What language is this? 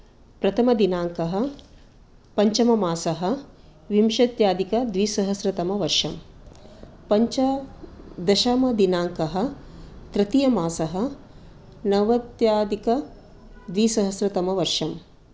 Sanskrit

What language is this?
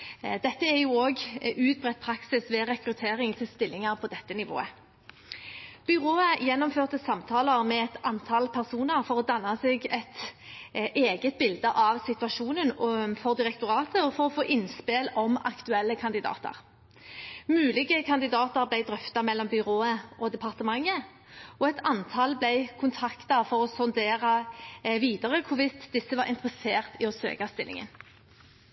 Norwegian Bokmål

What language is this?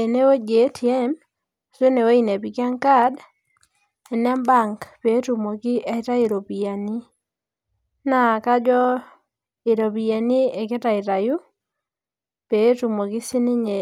Masai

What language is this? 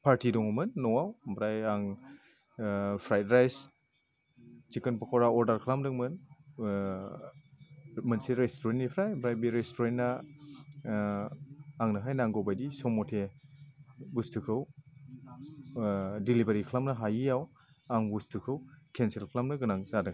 Bodo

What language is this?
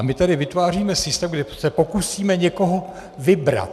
Czech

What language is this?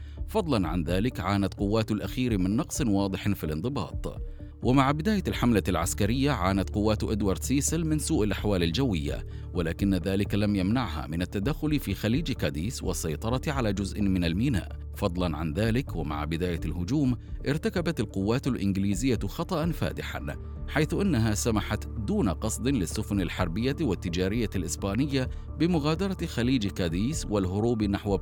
Arabic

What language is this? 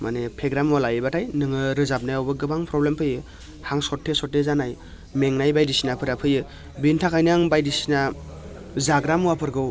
Bodo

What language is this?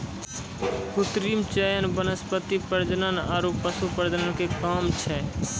Maithili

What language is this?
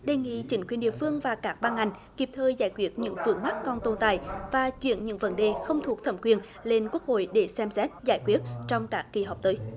Vietnamese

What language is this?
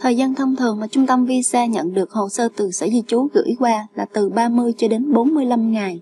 Vietnamese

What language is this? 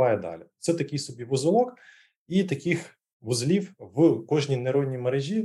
Ukrainian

